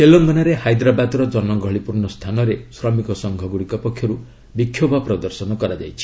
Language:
Odia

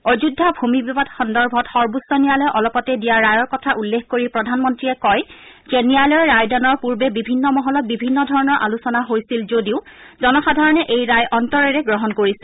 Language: Assamese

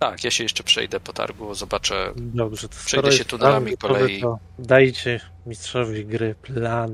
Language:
Polish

